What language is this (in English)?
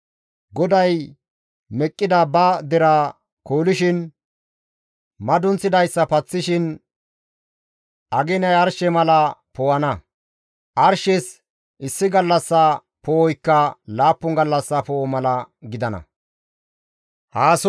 Gamo